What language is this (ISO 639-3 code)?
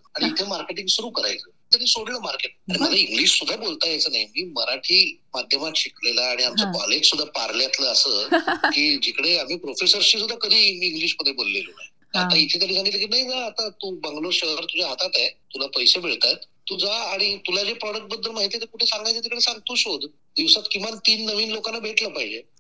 mar